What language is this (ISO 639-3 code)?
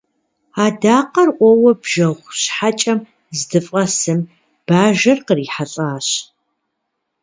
kbd